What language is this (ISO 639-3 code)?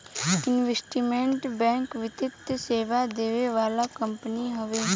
bho